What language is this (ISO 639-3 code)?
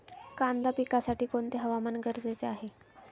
mar